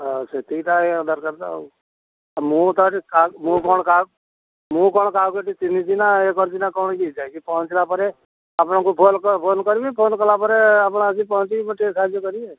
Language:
Odia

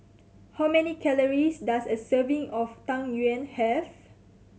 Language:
English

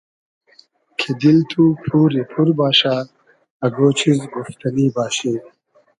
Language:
Hazaragi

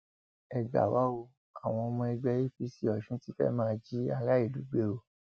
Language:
Yoruba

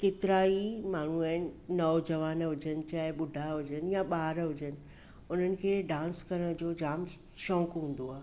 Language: Sindhi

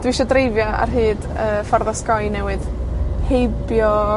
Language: Welsh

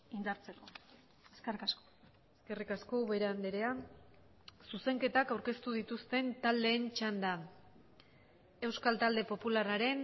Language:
Basque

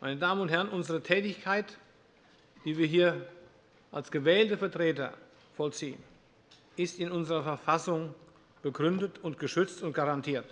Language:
German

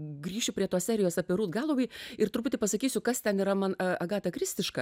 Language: Lithuanian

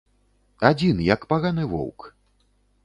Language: Belarusian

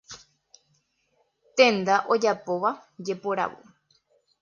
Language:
Guarani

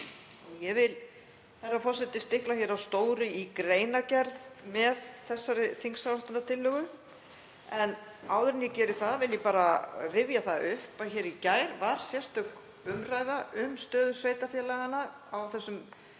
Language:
Icelandic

